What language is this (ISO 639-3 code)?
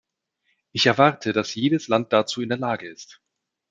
deu